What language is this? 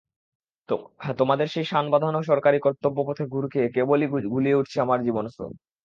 Bangla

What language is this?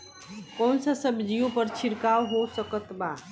Bhojpuri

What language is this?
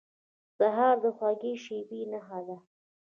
Pashto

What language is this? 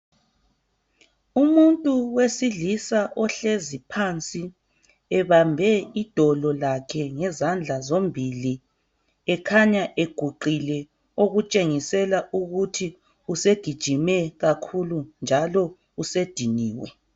North Ndebele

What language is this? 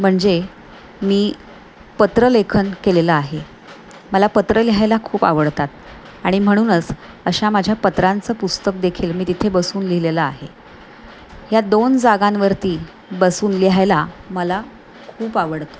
Marathi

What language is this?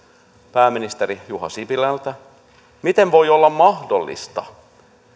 Finnish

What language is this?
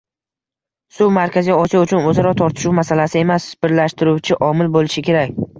Uzbek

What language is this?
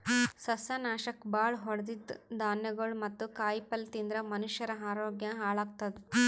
Kannada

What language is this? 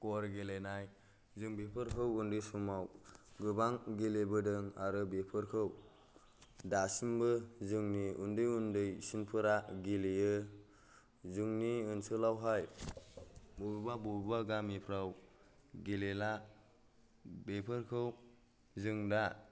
Bodo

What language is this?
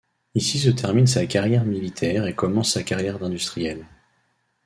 French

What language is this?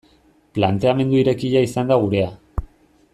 Basque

